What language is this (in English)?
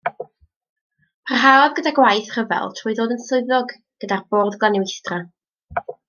Welsh